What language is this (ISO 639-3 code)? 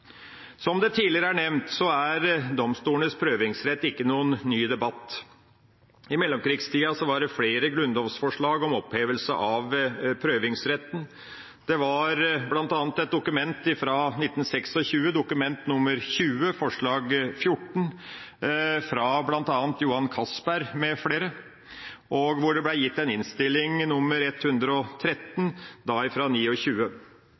nob